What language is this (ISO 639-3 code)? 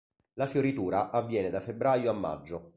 ita